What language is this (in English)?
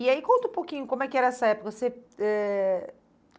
Portuguese